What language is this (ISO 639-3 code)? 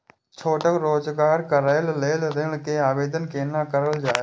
mai